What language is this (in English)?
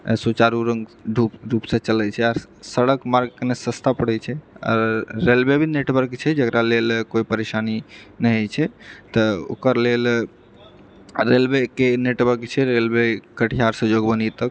Maithili